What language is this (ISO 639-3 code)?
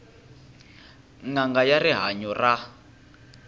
tso